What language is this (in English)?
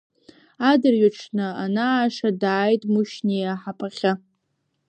Abkhazian